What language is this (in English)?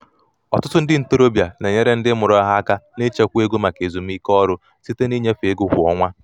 Igbo